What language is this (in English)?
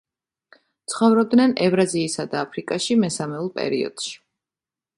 Georgian